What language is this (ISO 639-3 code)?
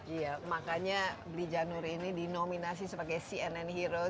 ind